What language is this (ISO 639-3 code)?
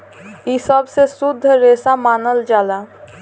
bho